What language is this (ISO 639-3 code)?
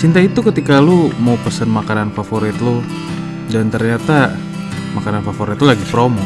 ind